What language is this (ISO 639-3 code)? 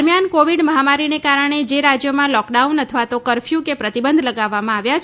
guj